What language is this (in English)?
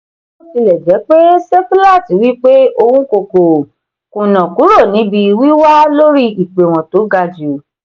Yoruba